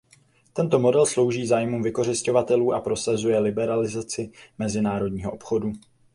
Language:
Czech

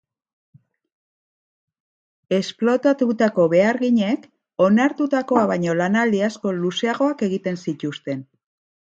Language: Basque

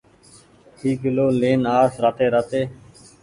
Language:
Goaria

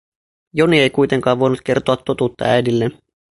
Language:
Finnish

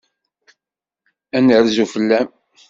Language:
Kabyle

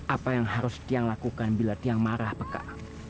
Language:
Indonesian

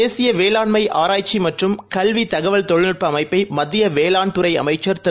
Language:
Tamil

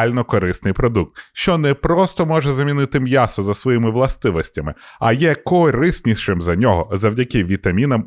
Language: Ukrainian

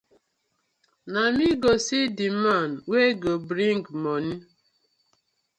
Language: Nigerian Pidgin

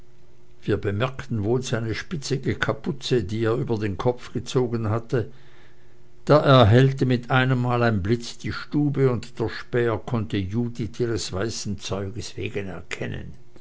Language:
German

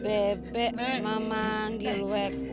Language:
Indonesian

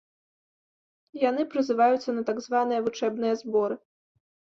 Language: Belarusian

